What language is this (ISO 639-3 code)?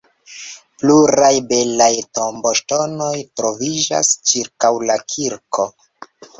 epo